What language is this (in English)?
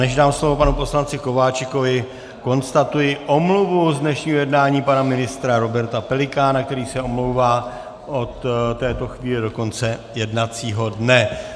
Czech